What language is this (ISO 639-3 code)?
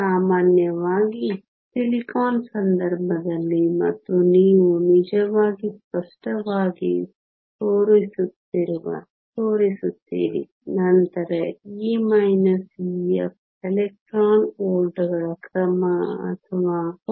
kan